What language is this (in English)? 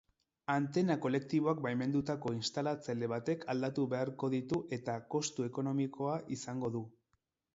Basque